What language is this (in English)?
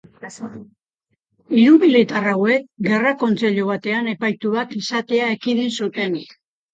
Basque